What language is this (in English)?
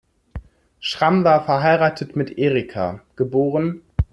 German